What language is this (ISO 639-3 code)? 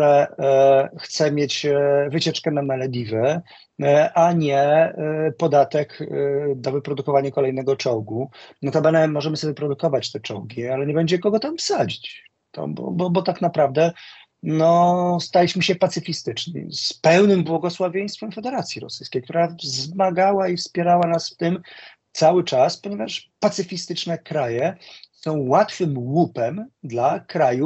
pol